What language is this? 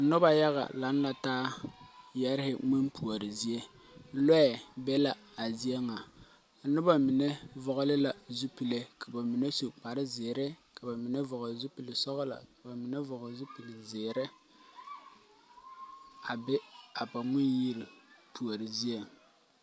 Southern Dagaare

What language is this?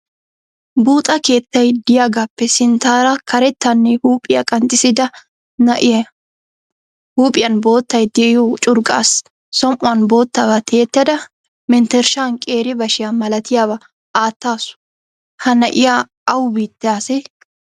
Wolaytta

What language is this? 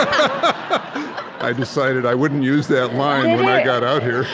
English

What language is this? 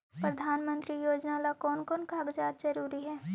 Magahi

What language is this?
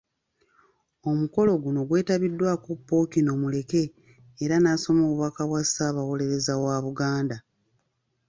Ganda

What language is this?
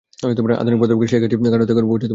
Bangla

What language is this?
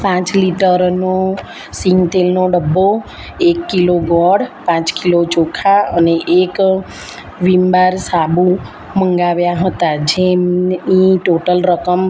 Gujarati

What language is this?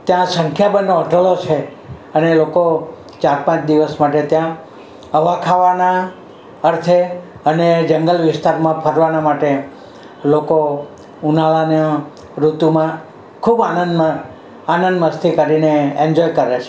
Gujarati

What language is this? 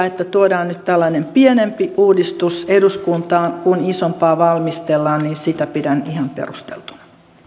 Finnish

